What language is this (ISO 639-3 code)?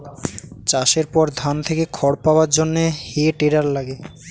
ben